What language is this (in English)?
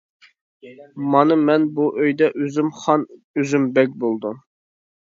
Uyghur